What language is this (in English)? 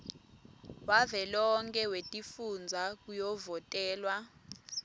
Swati